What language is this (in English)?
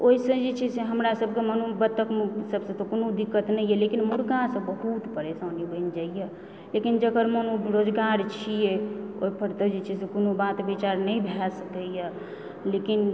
Maithili